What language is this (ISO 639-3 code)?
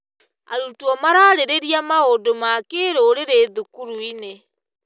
kik